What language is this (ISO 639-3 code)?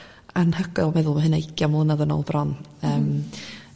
cym